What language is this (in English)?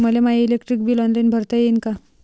Marathi